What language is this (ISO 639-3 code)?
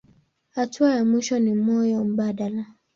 swa